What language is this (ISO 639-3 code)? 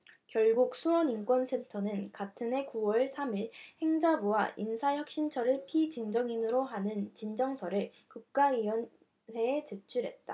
kor